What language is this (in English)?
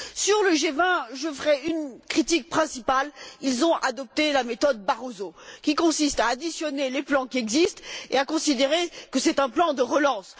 French